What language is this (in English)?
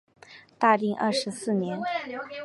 Chinese